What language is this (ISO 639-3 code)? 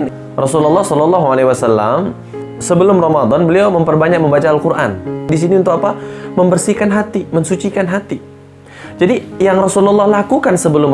ind